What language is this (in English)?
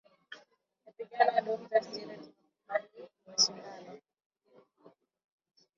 Swahili